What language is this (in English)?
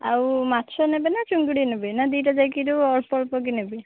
Odia